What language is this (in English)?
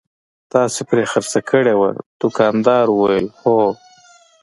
Pashto